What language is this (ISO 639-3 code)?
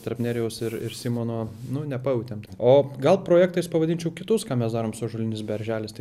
lit